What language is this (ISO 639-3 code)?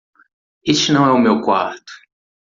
por